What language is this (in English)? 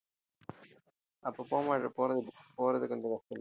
Tamil